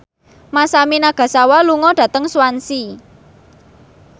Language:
Javanese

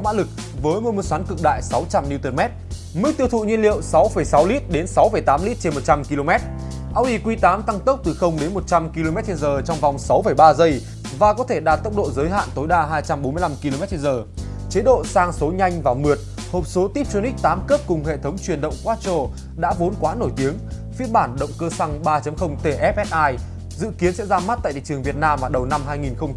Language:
Vietnamese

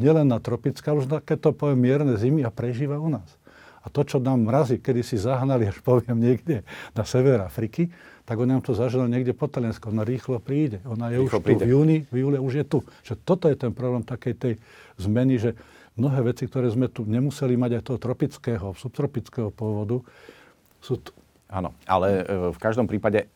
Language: Slovak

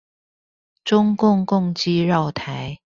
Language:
Chinese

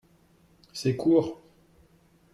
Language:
French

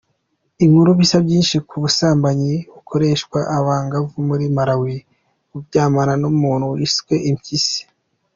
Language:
Kinyarwanda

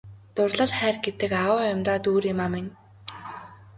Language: Mongolian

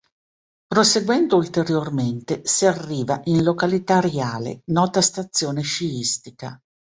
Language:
Italian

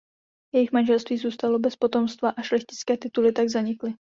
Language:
Czech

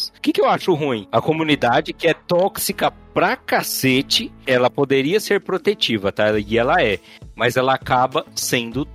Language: Portuguese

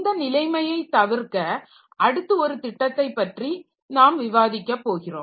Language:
Tamil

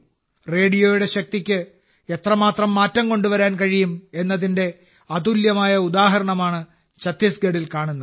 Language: Malayalam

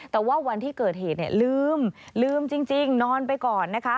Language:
Thai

